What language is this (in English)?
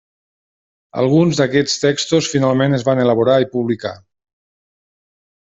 Catalan